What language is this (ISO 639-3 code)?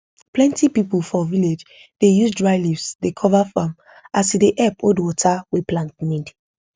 pcm